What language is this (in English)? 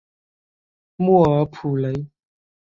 Chinese